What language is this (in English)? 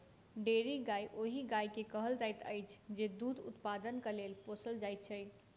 Maithili